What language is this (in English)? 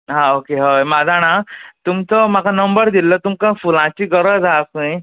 Konkani